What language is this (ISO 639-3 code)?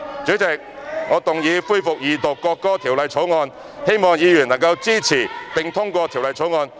yue